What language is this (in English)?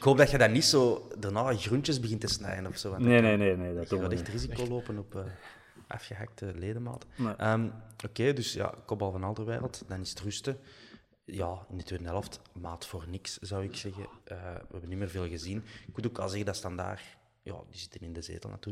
Dutch